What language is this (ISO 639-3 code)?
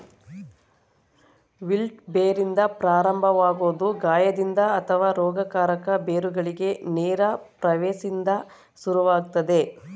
kan